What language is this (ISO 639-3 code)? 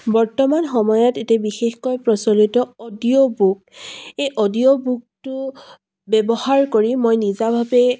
asm